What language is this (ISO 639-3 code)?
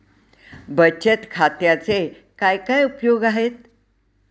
mar